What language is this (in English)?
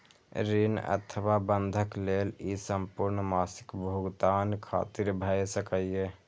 Maithili